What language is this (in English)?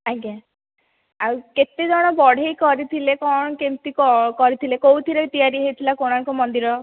Odia